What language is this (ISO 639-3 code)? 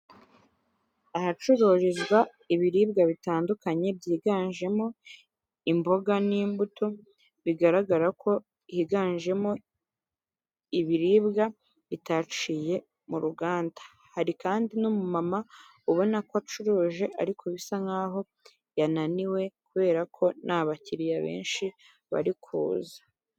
kin